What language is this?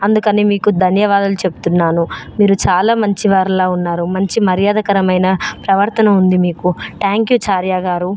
Telugu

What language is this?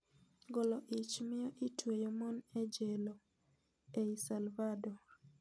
Luo (Kenya and Tanzania)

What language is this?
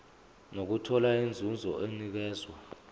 Zulu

